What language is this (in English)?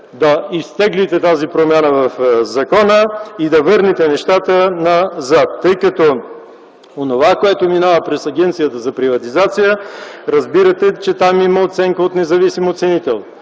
Bulgarian